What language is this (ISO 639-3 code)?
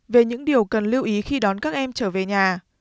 vie